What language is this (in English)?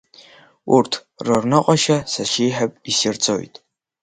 Abkhazian